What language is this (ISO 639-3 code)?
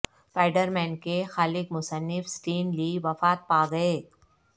urd